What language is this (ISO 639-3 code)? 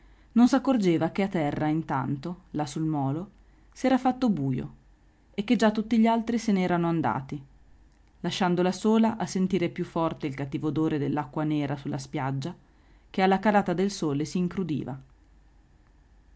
ita